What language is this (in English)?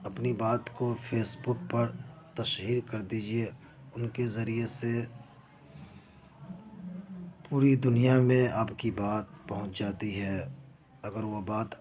Urdu